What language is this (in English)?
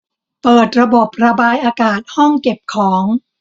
Thai